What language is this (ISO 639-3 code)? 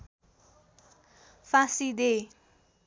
nep